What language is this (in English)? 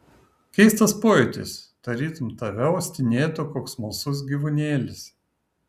Lithuanian